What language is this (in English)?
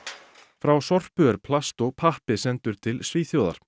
Icelandic